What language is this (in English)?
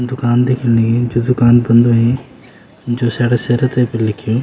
Garhwali